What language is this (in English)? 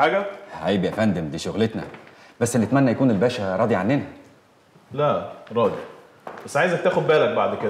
Arabic